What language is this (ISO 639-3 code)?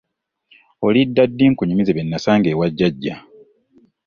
lug